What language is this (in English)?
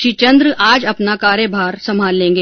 Hindi